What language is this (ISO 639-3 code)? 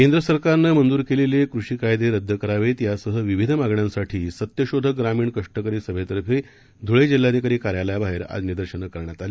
mar